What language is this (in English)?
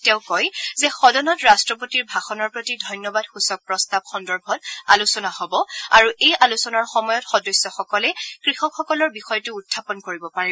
Assamese